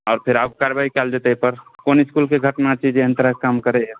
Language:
Maithili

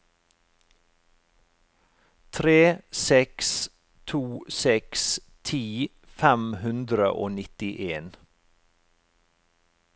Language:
Norwegian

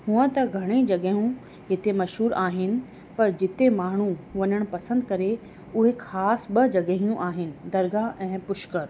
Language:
Sindhi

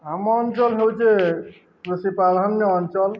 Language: Odia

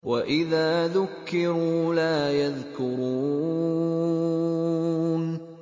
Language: Arabic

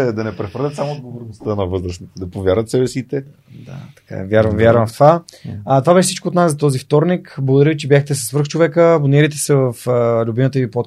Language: Bulgarian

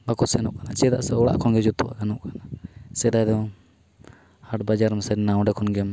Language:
Santali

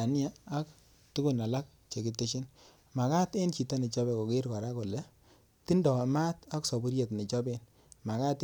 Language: Kalenjin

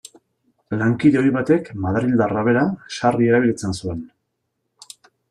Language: Basque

